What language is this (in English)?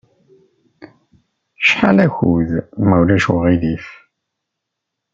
Kabyle